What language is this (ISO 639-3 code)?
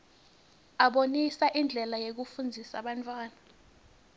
ssw